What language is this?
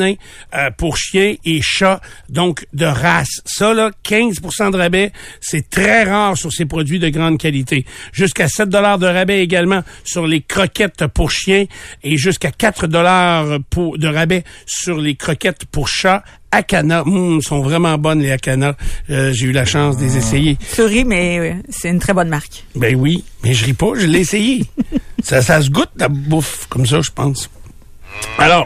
French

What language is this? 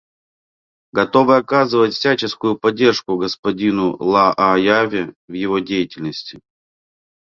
Russian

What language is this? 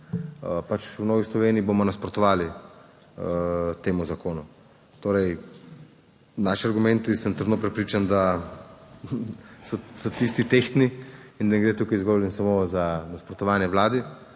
Slovenian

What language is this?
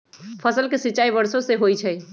Magahi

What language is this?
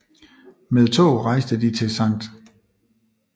Danish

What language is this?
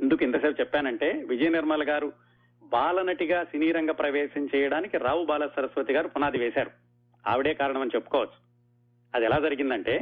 Telugu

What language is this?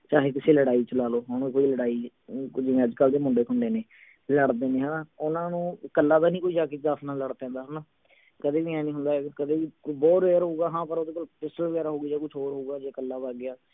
Punjabi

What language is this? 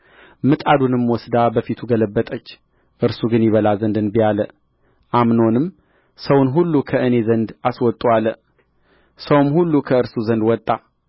Amharic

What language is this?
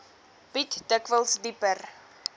Afrikaans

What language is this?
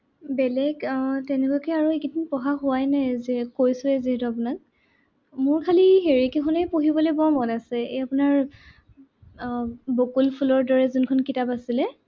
Assamese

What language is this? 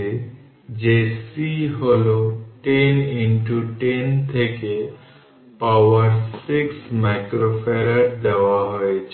Bangla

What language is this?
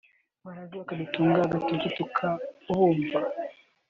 Kinyarwanda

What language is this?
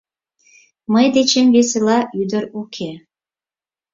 Mari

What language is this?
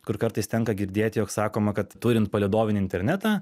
Lithuanian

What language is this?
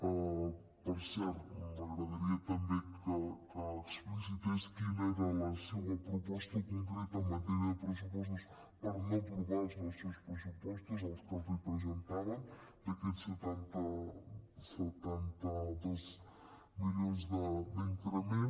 Catalan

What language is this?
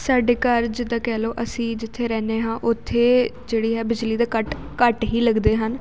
Punjabi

